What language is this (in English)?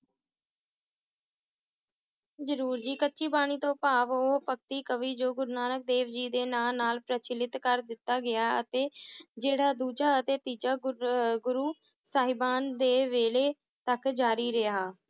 Punjabi